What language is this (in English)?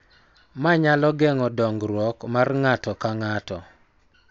Luo (Kenya and Tanzania)